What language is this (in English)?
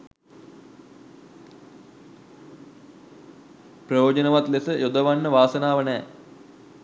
Sinhala